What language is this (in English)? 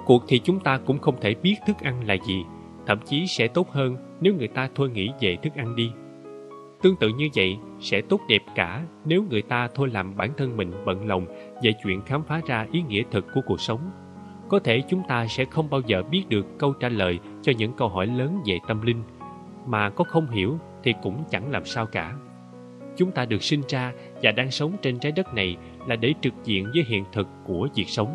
Vietnamese